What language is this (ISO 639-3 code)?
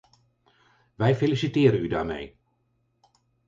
nld